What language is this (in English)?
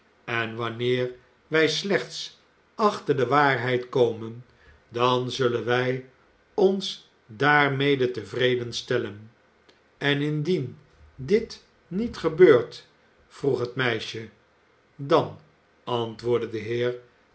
Dutch